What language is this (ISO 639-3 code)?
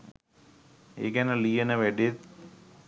sin